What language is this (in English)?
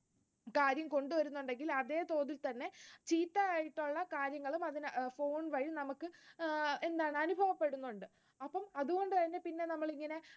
Malayalam